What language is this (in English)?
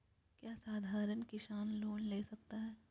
Magahi